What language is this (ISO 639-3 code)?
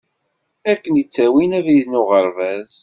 kab